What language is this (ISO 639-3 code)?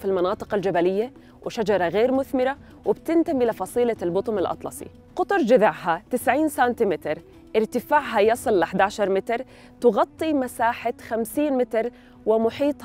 ara